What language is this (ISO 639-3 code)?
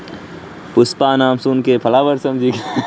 mag